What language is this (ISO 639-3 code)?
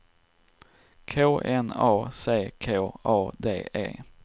swe